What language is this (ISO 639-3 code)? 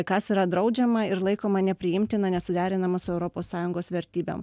lit